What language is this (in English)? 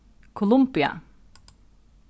Faroese